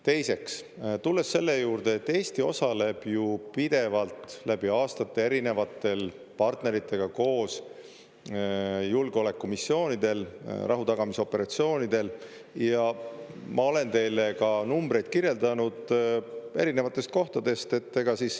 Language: Estonian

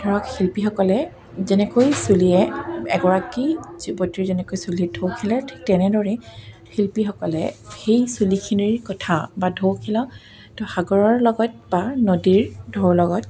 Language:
Assamese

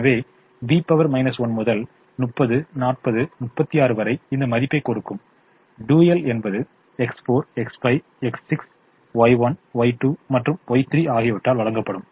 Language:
Tamil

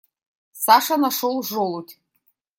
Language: Russian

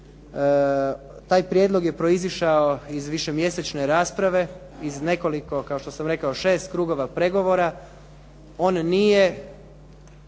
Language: Croatian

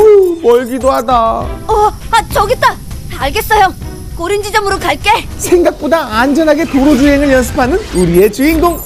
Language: Korean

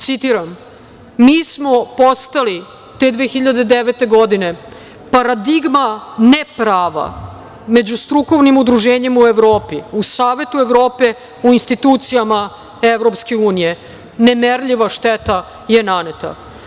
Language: Serbian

